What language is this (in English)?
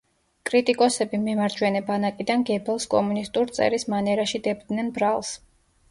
Georgian